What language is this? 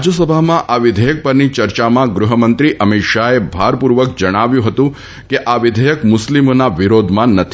Gujarati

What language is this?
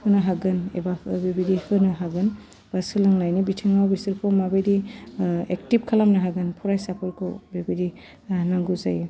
Bodo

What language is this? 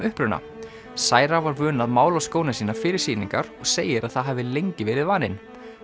Icelandic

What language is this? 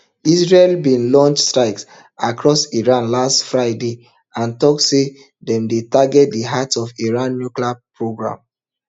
Nigerian Pidgin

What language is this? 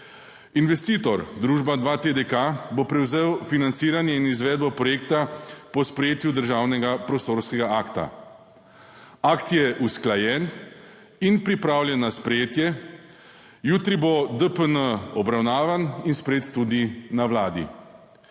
Slovenian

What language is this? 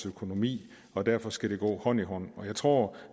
Danish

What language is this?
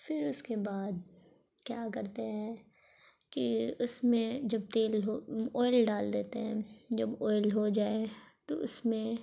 Urdu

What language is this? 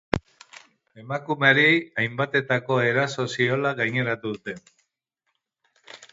Basque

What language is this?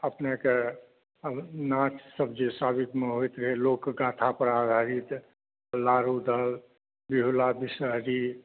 Maithili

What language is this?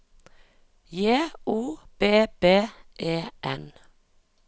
Norwegian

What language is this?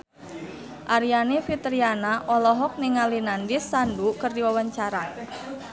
Sundanese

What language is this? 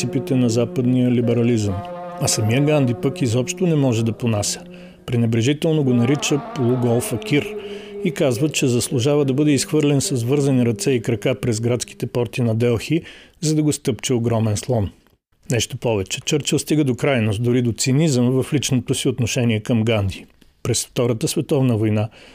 Bulgarian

